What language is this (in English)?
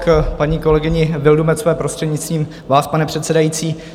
Czech